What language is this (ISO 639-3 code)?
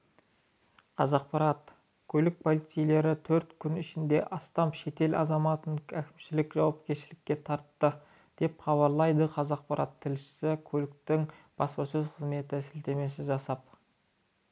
kaz